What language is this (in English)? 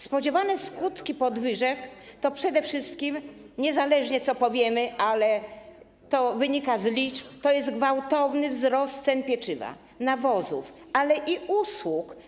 Polish